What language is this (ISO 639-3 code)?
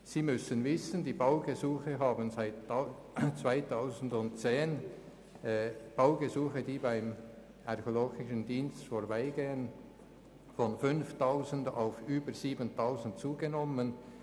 gsw